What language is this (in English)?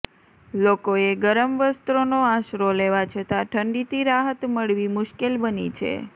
Gujarati